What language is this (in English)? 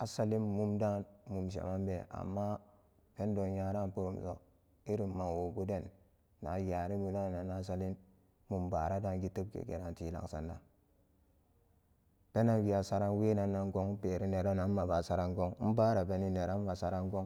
Samba Daka